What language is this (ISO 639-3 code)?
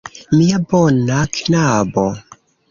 epo